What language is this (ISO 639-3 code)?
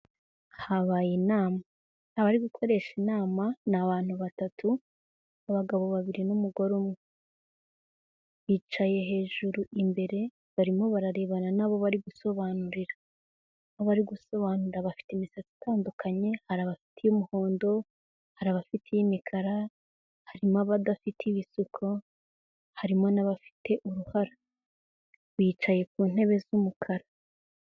kin